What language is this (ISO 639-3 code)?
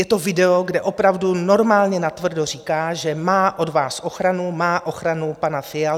ces